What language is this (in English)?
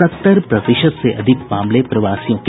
Hindi